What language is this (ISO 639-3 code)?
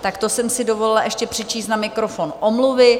ces